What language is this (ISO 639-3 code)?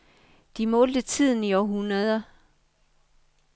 dan